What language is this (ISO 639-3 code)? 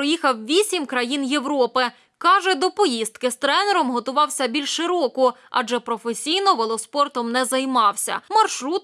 ukr